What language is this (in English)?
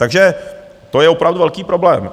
Czech